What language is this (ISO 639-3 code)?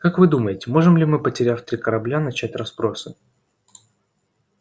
rus